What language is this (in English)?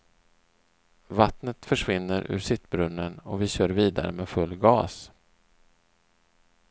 Swedish